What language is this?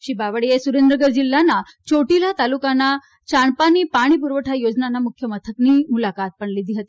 Gujarati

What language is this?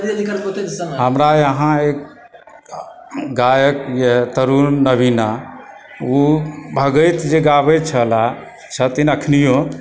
Maithili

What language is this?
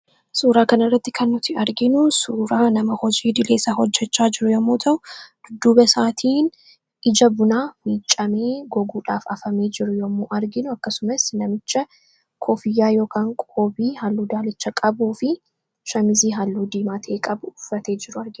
Oromo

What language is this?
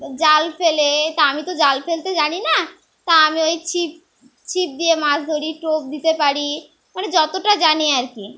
Bangla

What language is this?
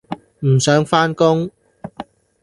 Cantonese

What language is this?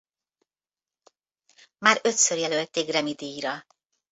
Hungarian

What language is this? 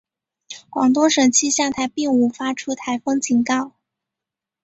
Chinese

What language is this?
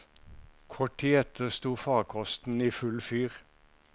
Norwegian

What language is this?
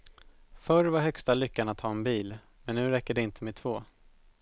Swedish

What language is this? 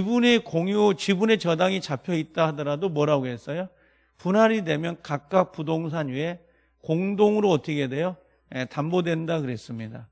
Korean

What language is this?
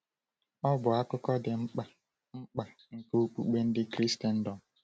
Igbo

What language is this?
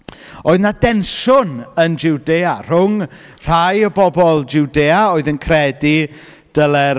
Welsh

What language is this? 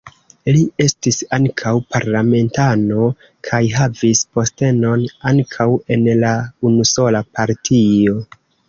Esperanto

